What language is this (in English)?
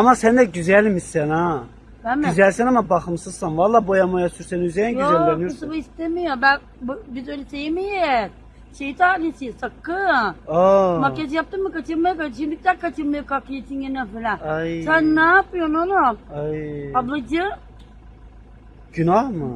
Turkish